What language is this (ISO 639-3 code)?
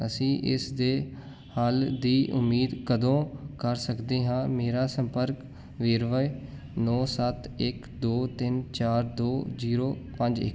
pan